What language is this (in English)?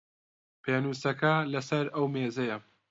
Central Kurdish